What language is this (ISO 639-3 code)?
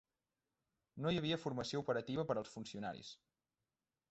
cat